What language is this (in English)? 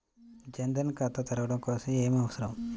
Telugu